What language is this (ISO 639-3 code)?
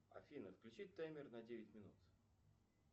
rus